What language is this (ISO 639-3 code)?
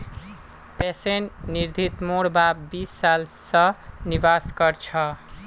mag